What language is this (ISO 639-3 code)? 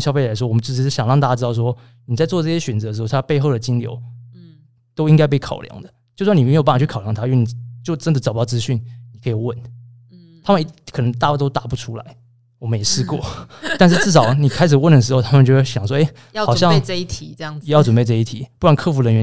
zho